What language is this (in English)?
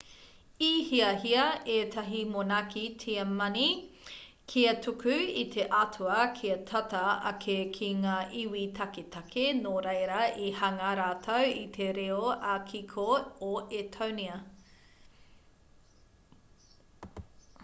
Māori